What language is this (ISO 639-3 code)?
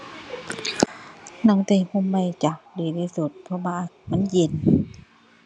tha